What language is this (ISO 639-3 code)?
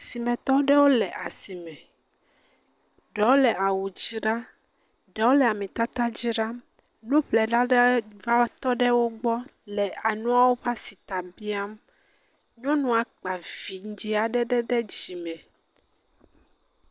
ewe